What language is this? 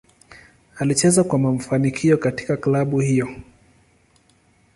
Swahili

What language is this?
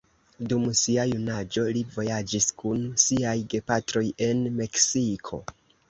Esperanto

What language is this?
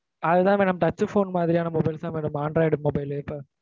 Tamil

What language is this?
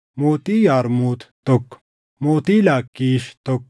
Oromo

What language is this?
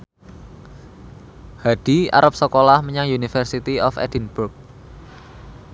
Javanese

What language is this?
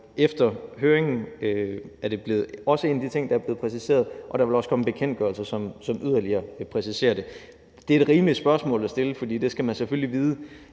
Danish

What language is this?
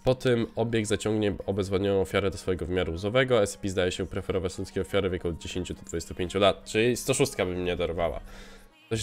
Polish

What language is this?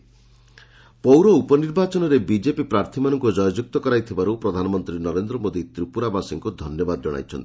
Odia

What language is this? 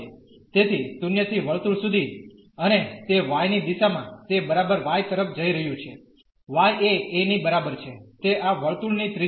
Gujarati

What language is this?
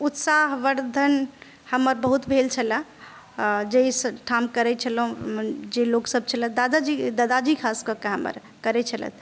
Maithili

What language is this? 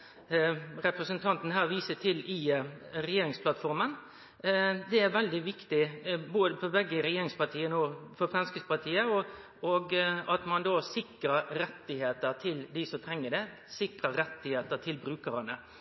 Norwegian Nynorsk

